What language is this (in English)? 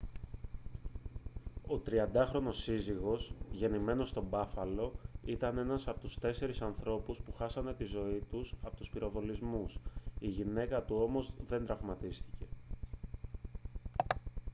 Greek